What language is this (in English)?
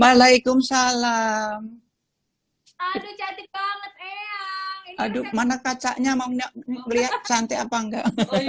Indonesian